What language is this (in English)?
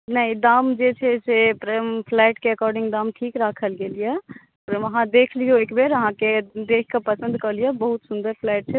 Maithili